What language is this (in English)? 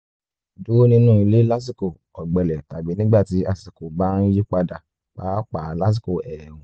Yoruba